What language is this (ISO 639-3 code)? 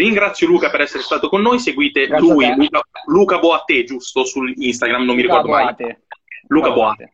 ita